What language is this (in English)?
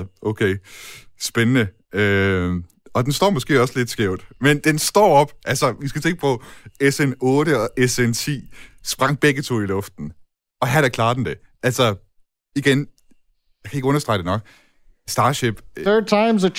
Danish